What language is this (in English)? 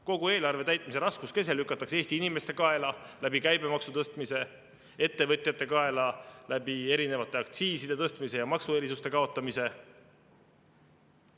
Estonian